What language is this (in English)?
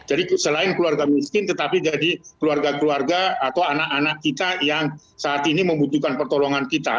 Indonesian